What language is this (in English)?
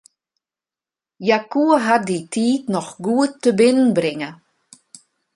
Western Frisian